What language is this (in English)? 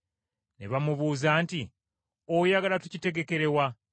Ganda